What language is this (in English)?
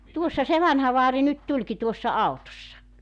Finnish